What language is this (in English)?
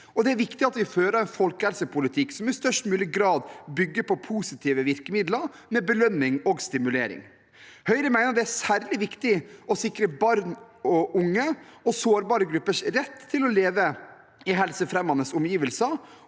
Norwegian